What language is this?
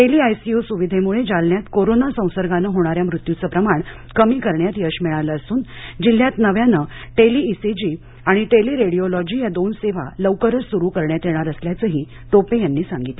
Marathi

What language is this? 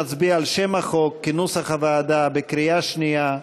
Hebrew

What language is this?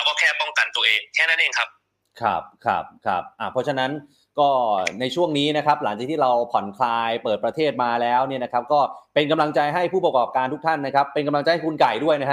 Thai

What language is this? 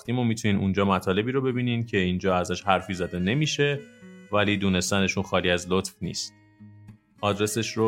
Persian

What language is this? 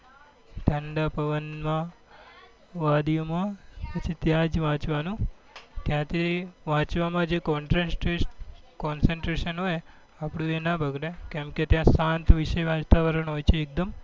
Gujarati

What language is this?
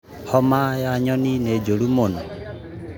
Kikuyu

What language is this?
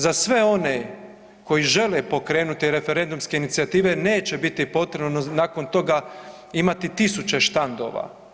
Croatian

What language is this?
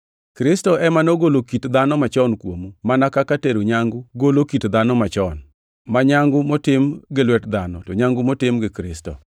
Luo (Kenya and Tanzania)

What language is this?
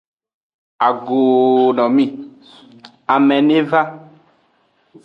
Aja (Benin)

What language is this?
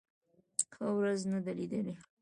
Pashto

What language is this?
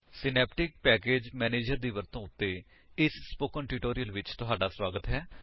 Punjabi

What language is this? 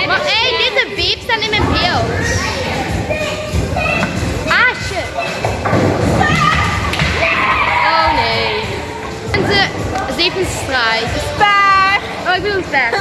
Dutch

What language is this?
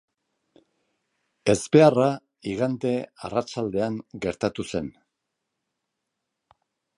Basque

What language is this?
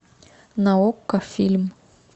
Russian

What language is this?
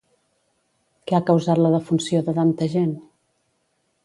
Catalan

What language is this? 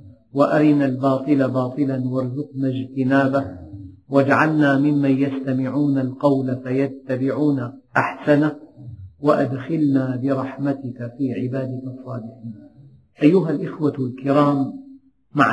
Arabic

